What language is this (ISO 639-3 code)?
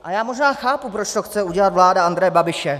ces